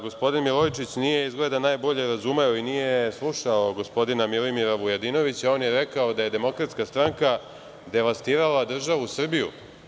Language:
Serbian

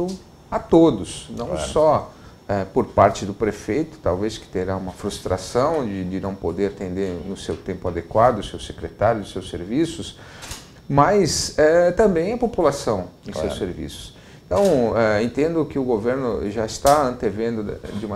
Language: Portuguese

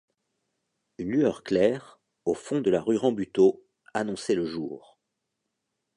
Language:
French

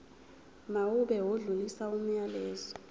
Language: Zulu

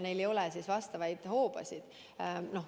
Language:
Estonian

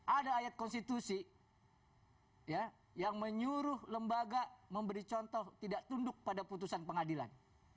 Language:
Indonesian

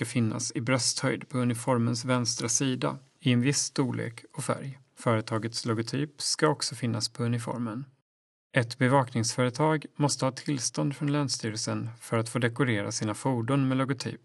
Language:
Swedish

